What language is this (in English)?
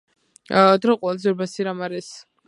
Georgian